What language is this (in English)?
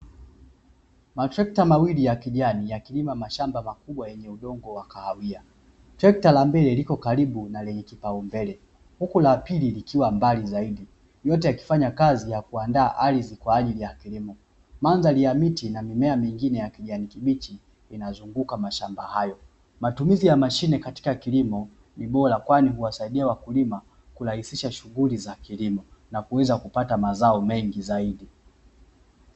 Swahili